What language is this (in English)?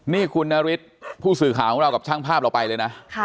Thai